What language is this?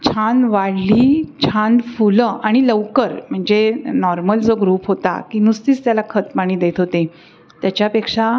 Marathi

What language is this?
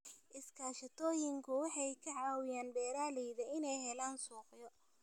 Somali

